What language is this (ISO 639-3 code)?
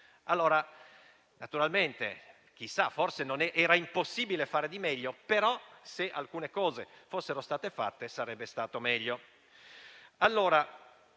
ita